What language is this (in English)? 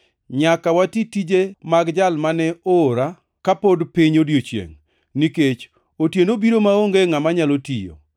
Luo (Kenya and Tanzania)